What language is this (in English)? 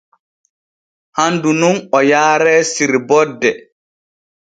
Borgu Fulfulde